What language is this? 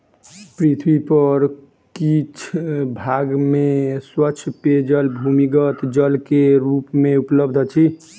Maithili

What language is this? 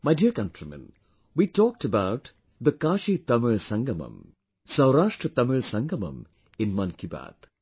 English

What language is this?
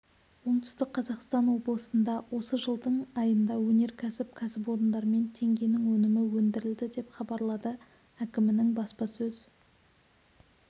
Kazakh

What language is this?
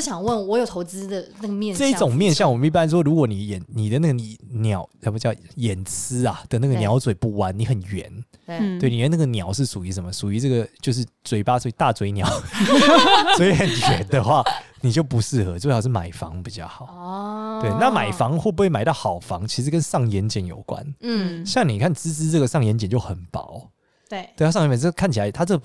Chinese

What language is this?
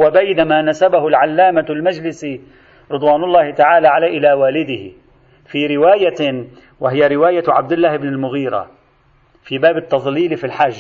Arabic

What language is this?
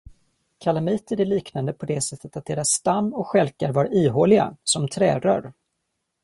Swedish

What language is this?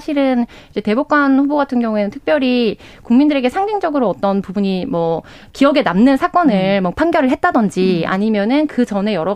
Korean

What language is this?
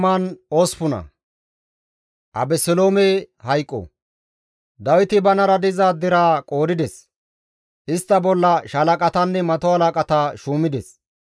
Gamo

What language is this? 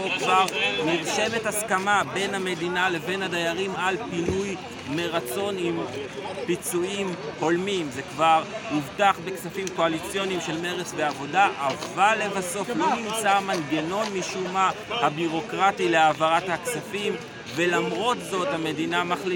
Hebrew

